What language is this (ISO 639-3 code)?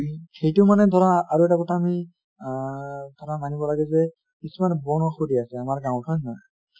asm